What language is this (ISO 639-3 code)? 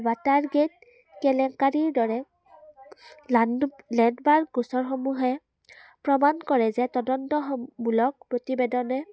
asm